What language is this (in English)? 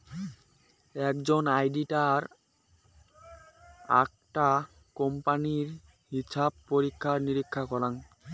Bangla